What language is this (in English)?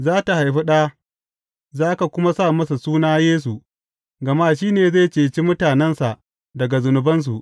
Hausa